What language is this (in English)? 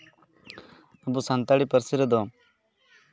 Santali